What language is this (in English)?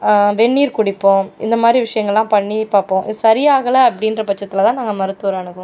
Tamil